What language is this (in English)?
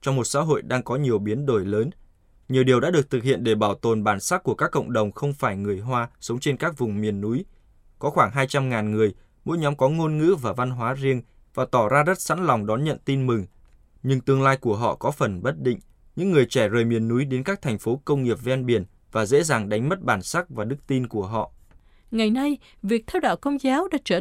Vietnamese